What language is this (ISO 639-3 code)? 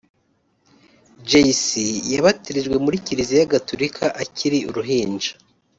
kin